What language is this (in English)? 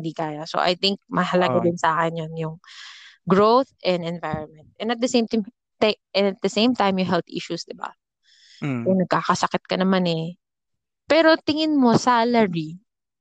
Filipino